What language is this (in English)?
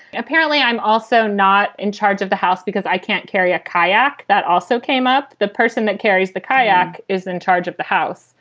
English